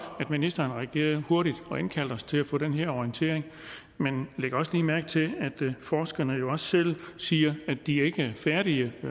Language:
Danish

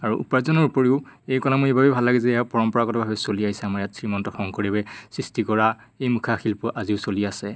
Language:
Assamese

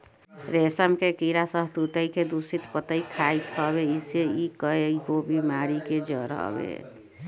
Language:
Bhojpuri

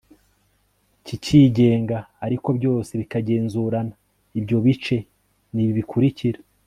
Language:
Kinyarwanda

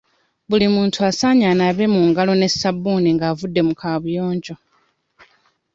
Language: Ganda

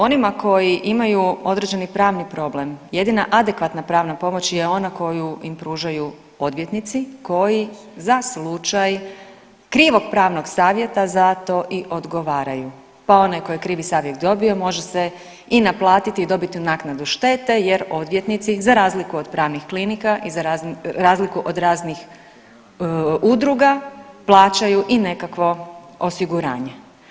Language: Croatian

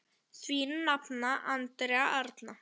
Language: Icelandic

